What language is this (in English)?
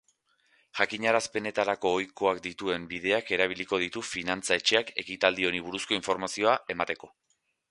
Basque